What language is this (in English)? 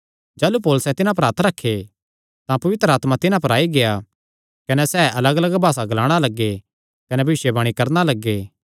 Kangri